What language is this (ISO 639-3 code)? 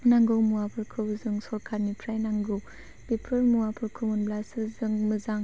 brx